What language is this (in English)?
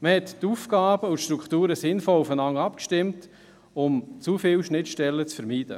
Swiss German